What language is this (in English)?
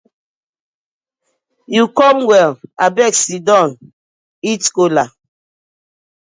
Nigerian Pidgin